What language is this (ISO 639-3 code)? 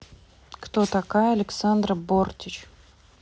rus